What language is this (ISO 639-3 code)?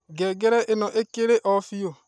kik